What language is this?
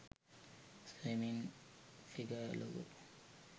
Sinhala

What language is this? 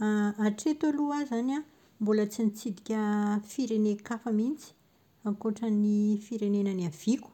Malagasy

